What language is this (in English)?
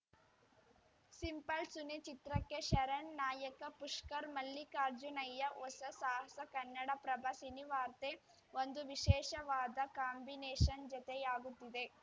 Kannada